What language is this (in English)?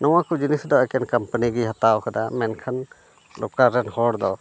Santali